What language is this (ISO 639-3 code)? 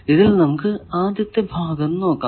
mal